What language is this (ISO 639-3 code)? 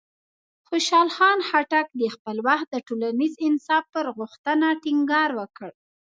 pus